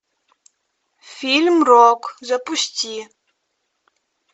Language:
Russian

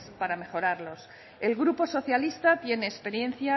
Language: Spanish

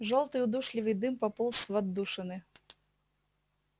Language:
Russian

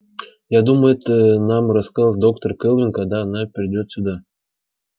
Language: Russian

